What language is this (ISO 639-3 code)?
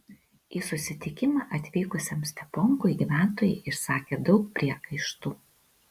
lit